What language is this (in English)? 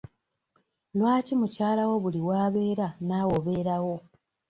Ganda